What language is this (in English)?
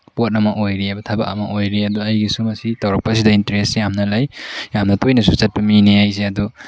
Manipuri